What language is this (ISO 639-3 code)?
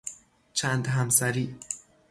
fas